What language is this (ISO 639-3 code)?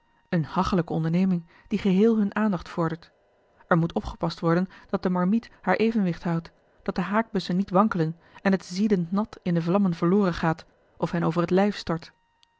nld